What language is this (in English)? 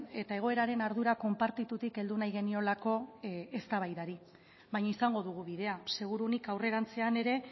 Basque